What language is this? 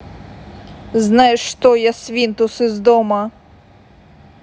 Russian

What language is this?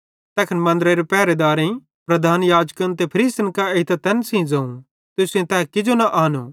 Bhadrawahi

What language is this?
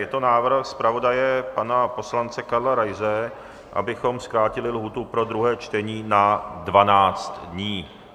Czech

